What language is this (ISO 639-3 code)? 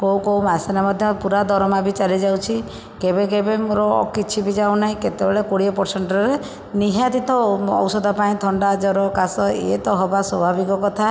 ori